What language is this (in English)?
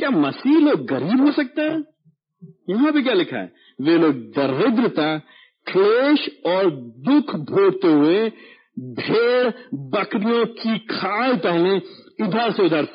Hindi